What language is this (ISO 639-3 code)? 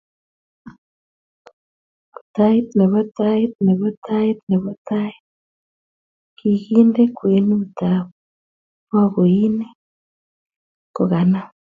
kln